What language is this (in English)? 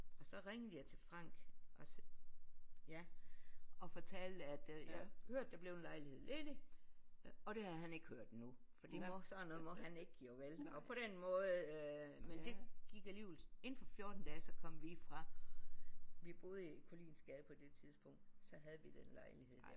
Danish